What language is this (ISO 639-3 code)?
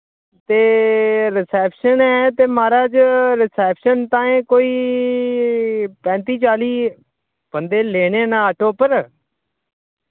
doi